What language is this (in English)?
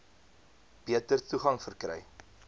Afrikaans